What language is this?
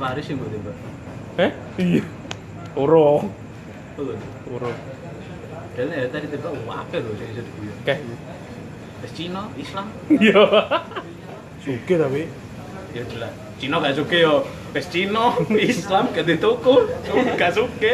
Indonesian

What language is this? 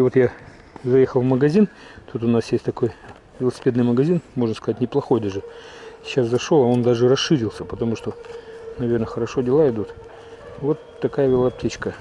Russian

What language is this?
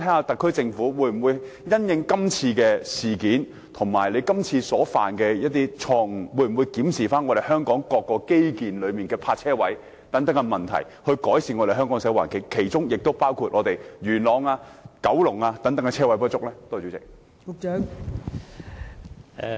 Cantonese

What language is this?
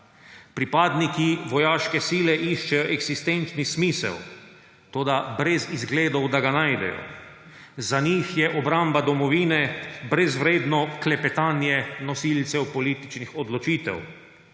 Slovenian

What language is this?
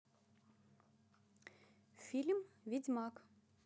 Russian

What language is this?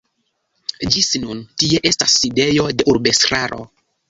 Esperanto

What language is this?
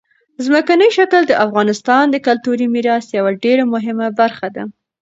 Pashto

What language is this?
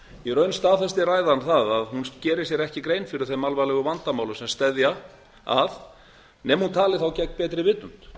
Icelandic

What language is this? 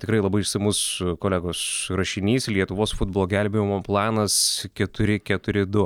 Lithuanian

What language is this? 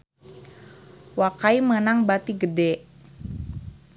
Sundanese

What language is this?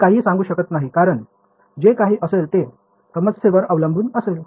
Marathi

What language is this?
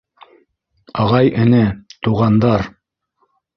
Bashkir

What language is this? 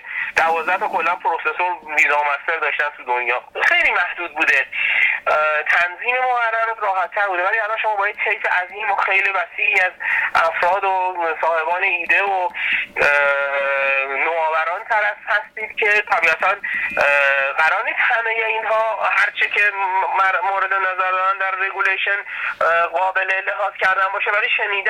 Persian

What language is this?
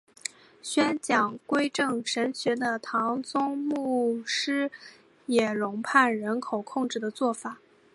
Chinese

